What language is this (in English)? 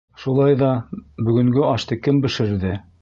Bashkir